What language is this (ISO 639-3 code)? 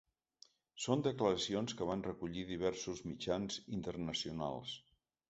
cat